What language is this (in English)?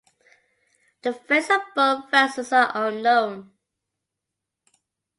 English